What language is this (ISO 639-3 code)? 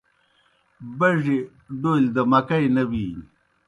plk